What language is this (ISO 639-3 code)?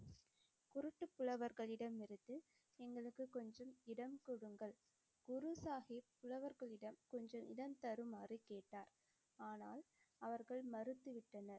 tam